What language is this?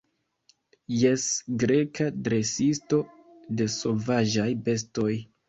Esperanto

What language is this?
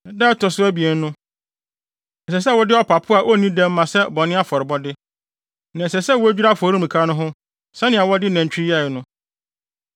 Akan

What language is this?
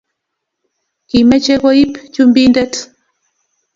Kalenjin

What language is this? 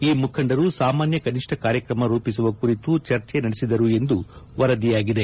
Kannada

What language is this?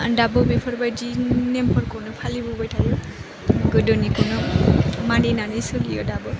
Bodo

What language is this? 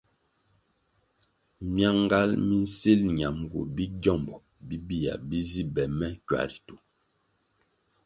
Kwasio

